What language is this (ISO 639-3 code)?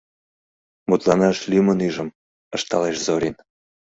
chm